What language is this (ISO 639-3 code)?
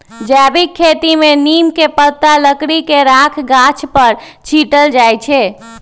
mag